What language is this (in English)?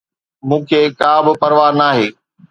Sindhi